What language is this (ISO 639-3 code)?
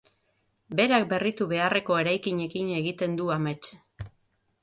eus